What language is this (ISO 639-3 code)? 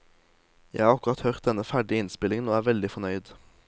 nor